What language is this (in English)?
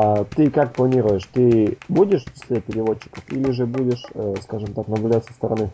Russian